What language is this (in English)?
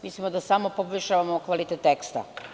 Serbian